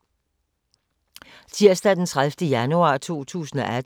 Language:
Danish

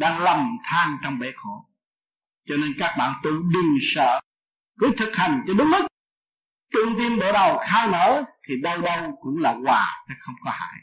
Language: Vietnamese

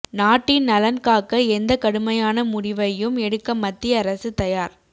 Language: Tamil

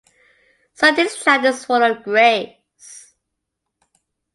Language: English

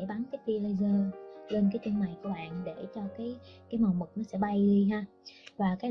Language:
Vietnamese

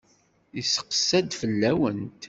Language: Kabyle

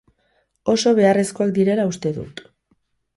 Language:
Basque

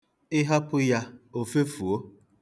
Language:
Igbo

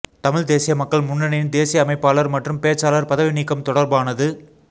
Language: Tamil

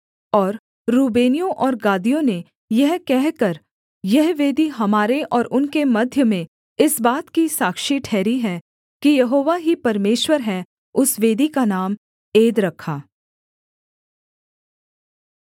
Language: Hindi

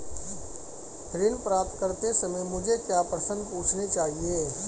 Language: Hindi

